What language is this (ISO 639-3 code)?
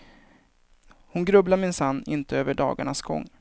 swe